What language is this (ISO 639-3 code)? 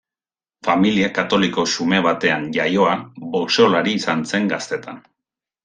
eus